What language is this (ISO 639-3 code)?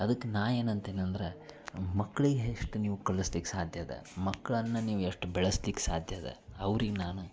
kan